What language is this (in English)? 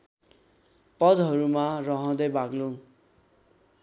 Nepali